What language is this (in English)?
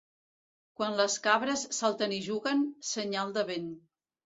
Catalan